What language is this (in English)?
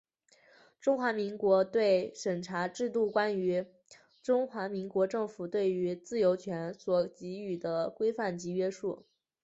Chinese